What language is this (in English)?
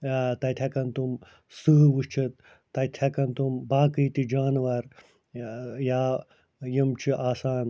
Kashmiri